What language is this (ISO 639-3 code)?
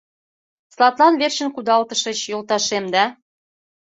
chm